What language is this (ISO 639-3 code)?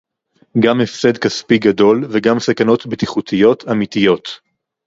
heb